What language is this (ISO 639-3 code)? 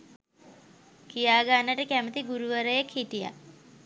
sin